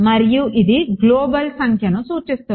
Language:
Telugu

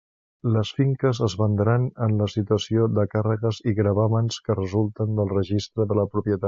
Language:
Catalan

